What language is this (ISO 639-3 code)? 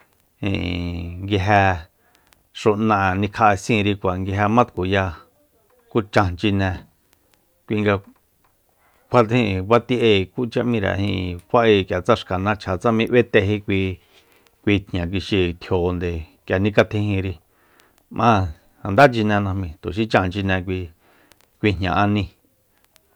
vmp